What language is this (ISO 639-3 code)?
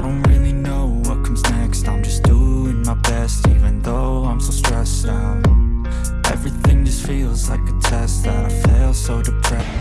ind